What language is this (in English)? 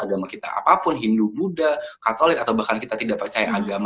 Indonesian